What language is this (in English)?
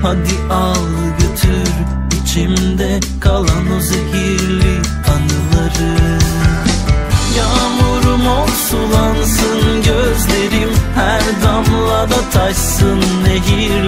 Turkish